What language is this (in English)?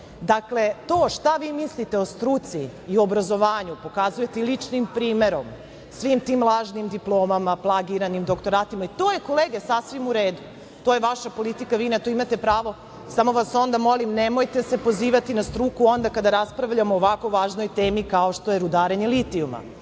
Serbian